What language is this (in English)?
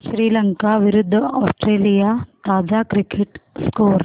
Marathi